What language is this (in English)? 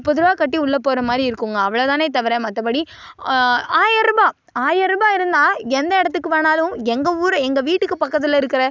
Tamil